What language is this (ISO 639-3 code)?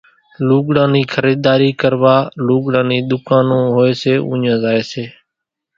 gjk